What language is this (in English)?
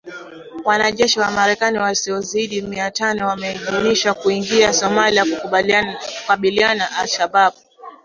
Swahili